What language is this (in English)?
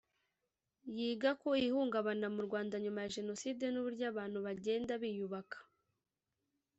Kinyarwanda